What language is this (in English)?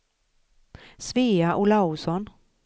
Swedish